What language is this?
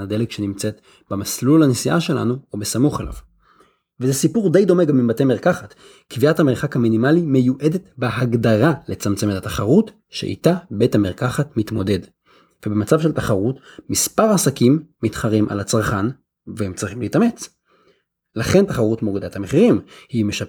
Hebrew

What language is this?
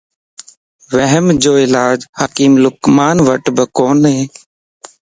Lasi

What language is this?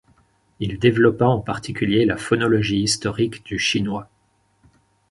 French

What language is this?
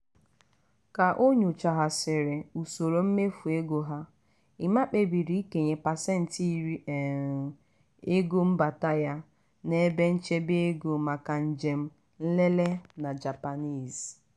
Igbo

